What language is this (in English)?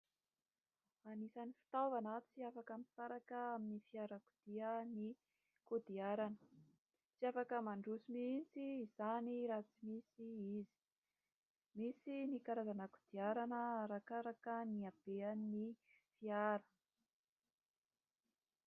Malagasy